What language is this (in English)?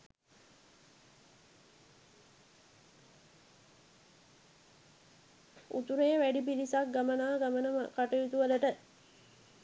Sinhala